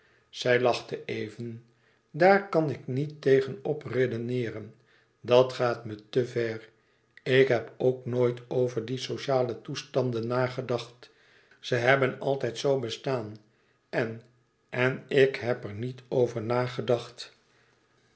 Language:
Dutch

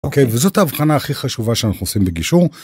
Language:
Hebrew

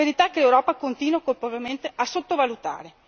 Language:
Italian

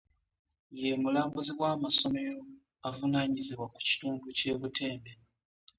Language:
Ganda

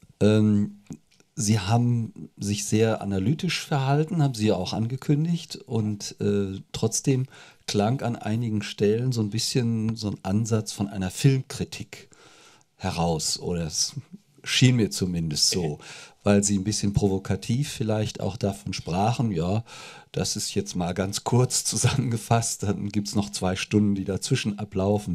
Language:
German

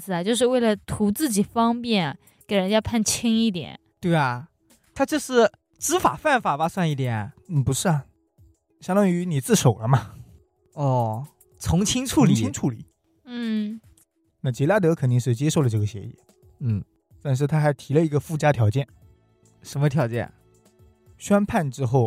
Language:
Chinese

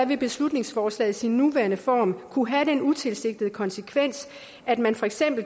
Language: Danish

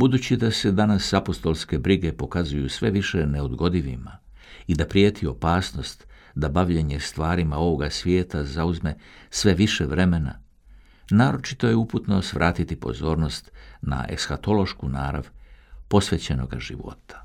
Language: Croatian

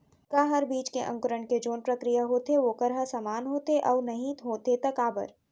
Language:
Chhattisgarhi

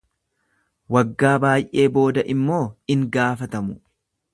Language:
Oromo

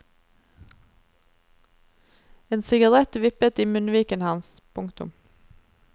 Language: Norwegian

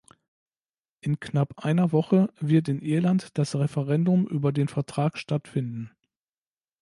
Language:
German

